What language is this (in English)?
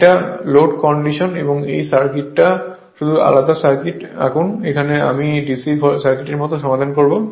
Bangla